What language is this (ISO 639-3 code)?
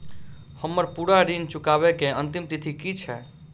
mai